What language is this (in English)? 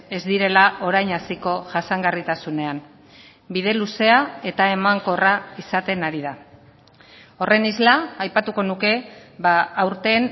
Basque